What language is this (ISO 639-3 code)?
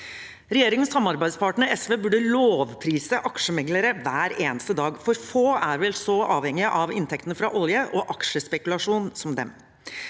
nor